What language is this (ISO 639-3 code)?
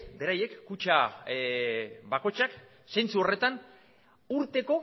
eus